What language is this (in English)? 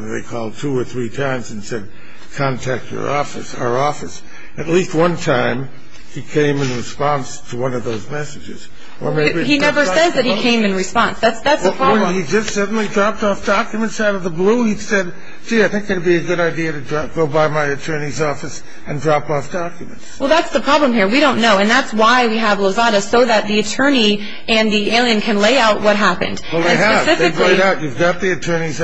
English